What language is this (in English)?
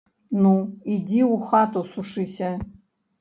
Belarusian